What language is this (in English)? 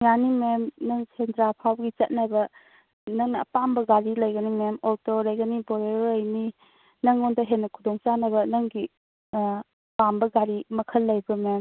Manipuri